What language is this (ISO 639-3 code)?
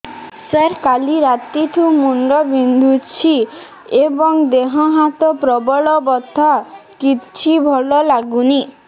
ori